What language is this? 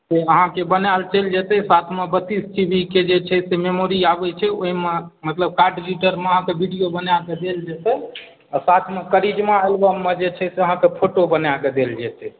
Maithili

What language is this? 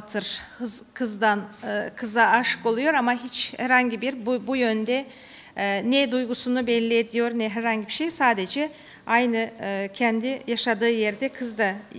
Turkish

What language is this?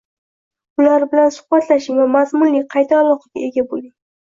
Uzbek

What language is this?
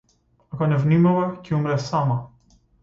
Macedonian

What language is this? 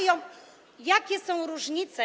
Polish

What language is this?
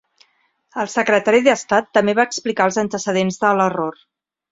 Catalan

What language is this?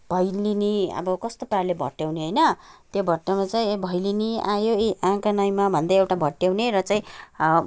Nepali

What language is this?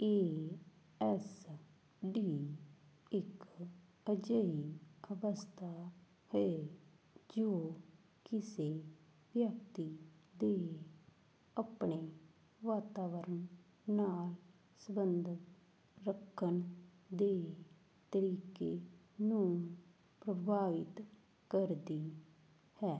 Punjabi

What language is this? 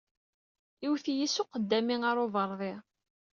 Kabyle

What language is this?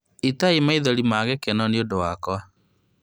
Kikuyu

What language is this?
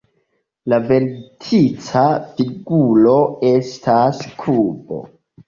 Esperanto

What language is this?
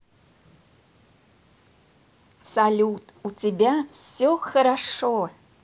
Russian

